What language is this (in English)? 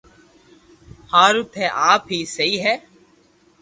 Loarki